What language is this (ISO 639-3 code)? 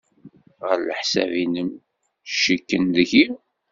kab